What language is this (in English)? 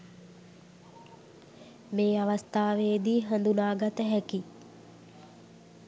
Sinhala